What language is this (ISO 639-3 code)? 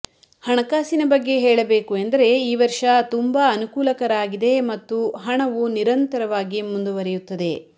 kan